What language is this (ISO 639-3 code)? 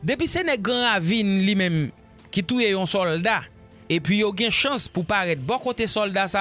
fra